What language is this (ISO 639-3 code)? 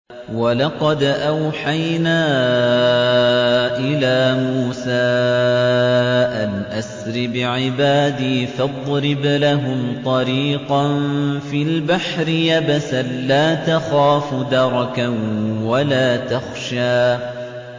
ara